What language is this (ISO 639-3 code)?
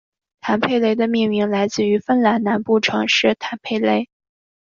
zho